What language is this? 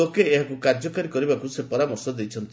Odia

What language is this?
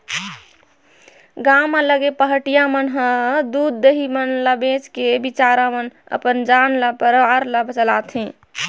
Chhattisgarhi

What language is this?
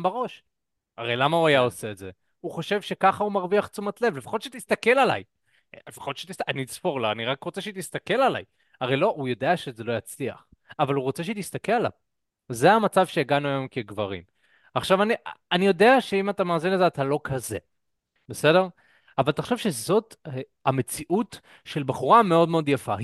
Hebrew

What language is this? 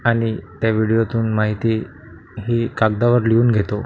Marathi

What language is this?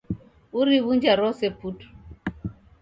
Taita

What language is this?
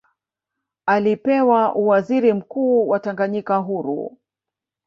Swahili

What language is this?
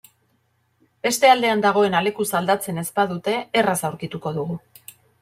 Basque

